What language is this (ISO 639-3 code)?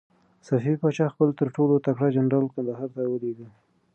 pus